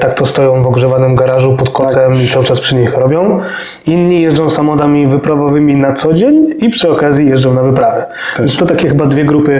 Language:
Polish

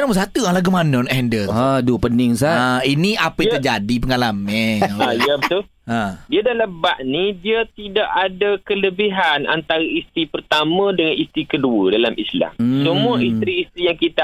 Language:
Malay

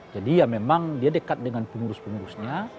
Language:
Indonesian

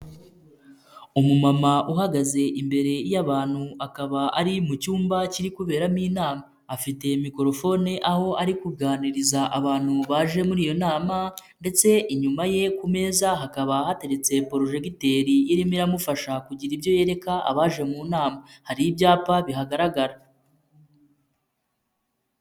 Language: Kinyarwanda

